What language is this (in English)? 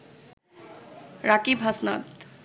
Bangla